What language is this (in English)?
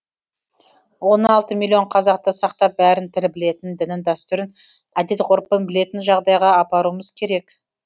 Kazakh